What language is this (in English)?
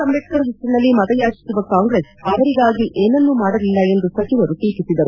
Kannada